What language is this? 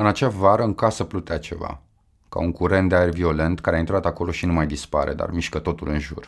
Romanian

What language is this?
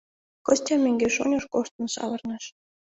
Mari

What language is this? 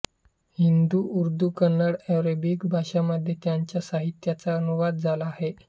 Marathi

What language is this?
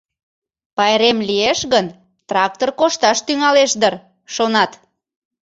Mari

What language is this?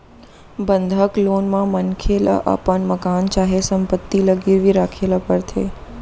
Chhattisgarhi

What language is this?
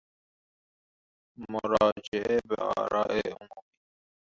Persian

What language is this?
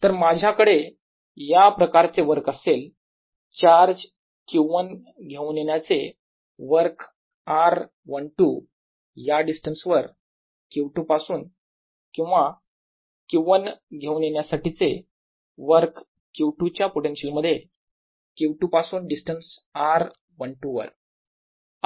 Marathi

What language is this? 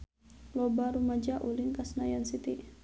Sundanese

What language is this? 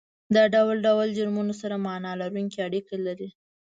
Pashto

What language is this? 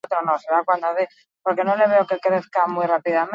Basque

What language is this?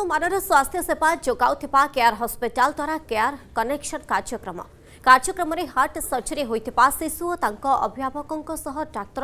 Hindi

